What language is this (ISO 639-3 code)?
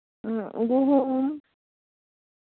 sat